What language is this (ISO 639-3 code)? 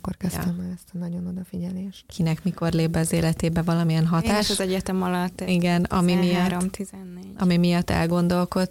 hun